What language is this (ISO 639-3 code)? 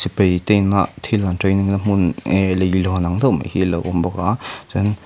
lus